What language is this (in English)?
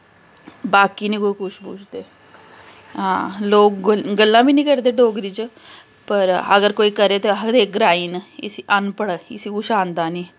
Dogri